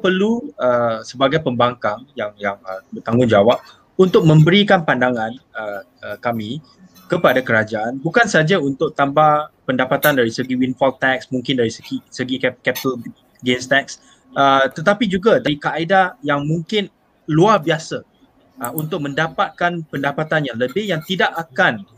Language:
Malay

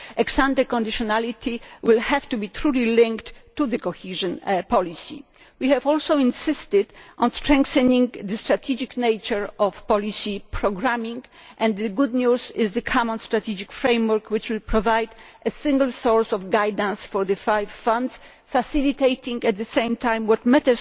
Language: English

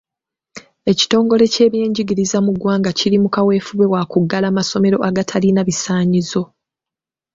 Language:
Ganda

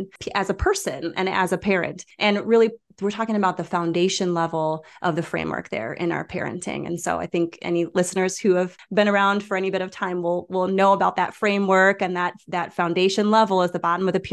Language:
English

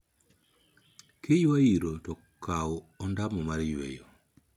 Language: Luo (Kenya and Tanzania)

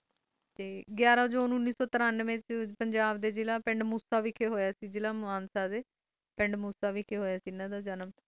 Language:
Punjabi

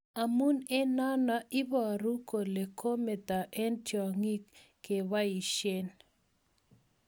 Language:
Kalenjin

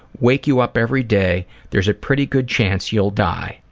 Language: English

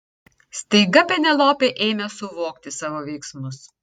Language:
Lithuanian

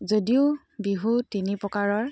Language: Assamese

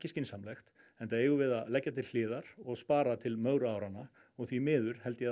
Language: Icelandic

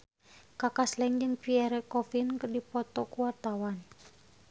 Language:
Sundanese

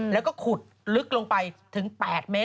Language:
Thai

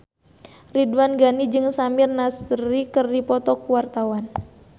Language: Sundanese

